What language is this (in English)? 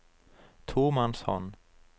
Norwegian